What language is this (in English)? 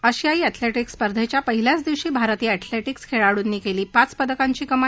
Marathi